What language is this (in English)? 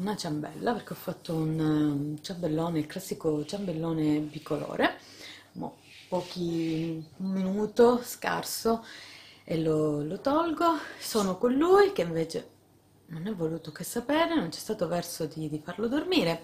Italian